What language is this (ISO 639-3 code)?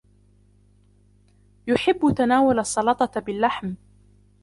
ara